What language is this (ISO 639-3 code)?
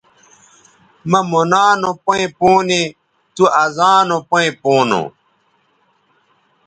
btv